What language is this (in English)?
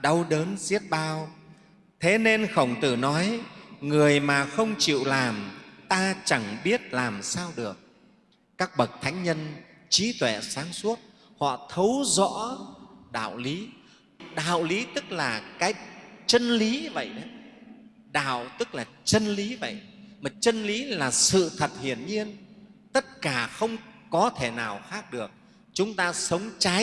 Vietnamese